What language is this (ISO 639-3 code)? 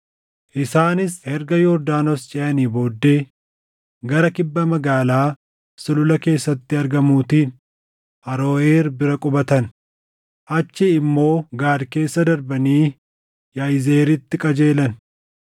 orm